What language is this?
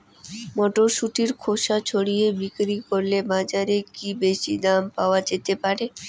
Bangla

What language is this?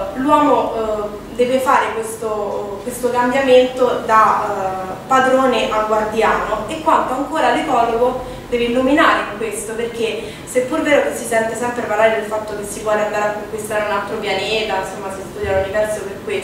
Italian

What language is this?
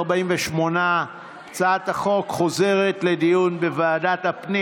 Hebrew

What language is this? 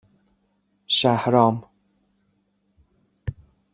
Persian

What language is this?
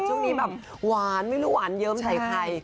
Thai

